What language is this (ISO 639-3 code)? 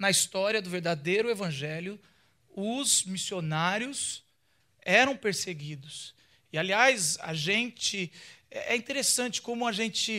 por